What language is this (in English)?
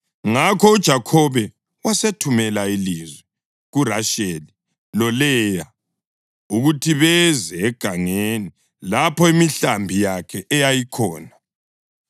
North Ndebele